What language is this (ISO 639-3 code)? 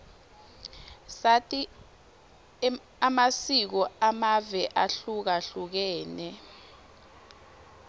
ssw